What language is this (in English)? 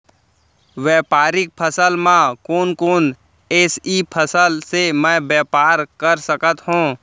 Chhattisgarhi